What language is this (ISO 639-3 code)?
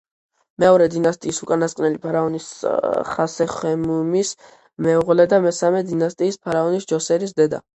kat